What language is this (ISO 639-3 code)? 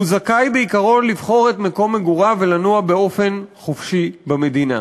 heb